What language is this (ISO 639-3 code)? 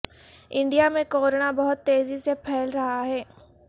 urd